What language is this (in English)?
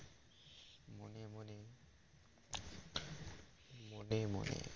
Bangla